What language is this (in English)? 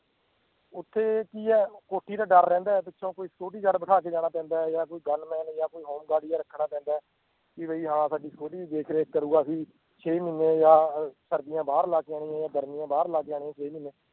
Punjabi